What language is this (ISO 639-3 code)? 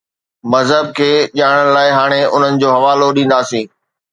snd